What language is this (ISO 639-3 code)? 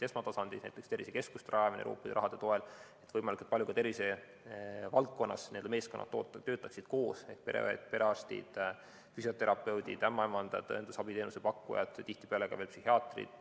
est